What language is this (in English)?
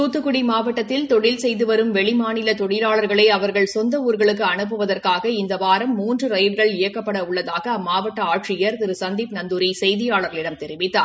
Tamil